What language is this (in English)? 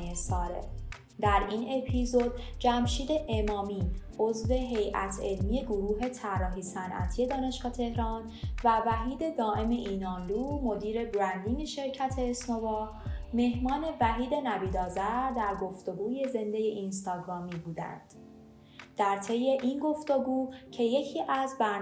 Persian